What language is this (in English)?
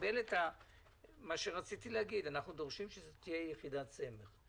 Hebrew